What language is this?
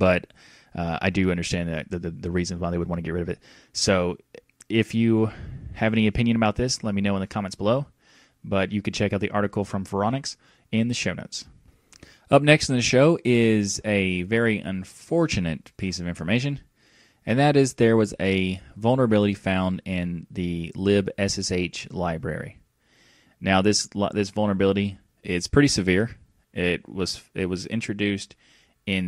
English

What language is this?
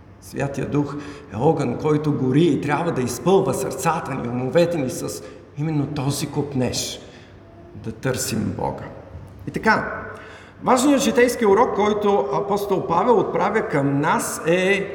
Bulgarian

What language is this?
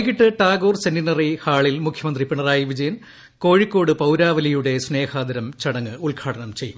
Malayalam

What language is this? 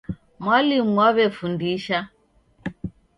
Taita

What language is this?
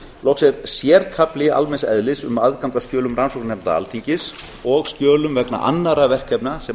Icelandic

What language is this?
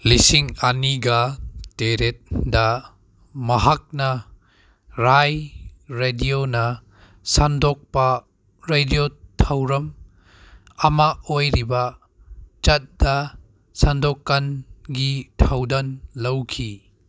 Manipuri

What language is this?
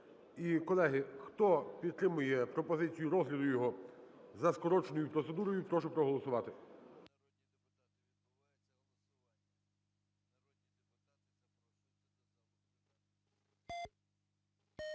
Ukrainian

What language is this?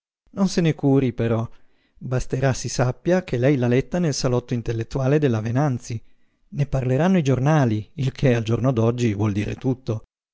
Italian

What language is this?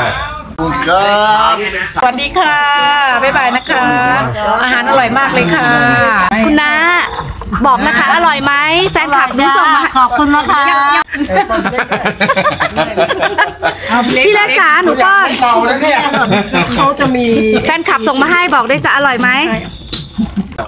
Thai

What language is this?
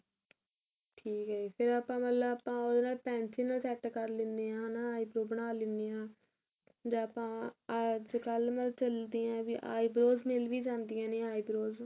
Punjabi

